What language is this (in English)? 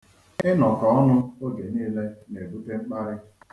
Igbo